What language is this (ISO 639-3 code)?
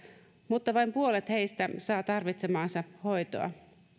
fin